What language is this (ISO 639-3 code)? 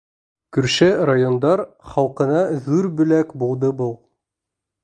bak